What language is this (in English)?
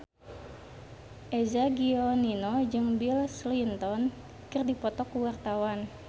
Sundanese